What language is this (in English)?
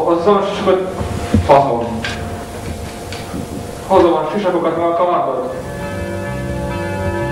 Hungarian